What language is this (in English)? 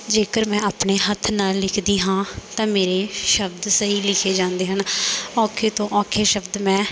Punjabi